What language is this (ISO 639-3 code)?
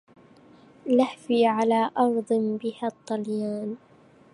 ara